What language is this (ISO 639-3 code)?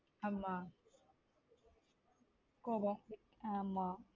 tam